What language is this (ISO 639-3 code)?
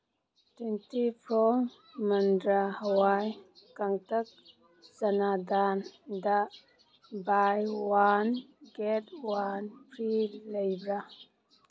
mni